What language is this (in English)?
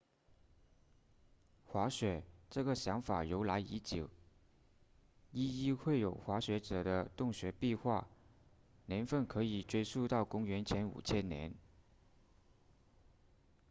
Chinese